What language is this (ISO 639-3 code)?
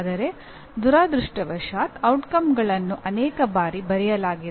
kan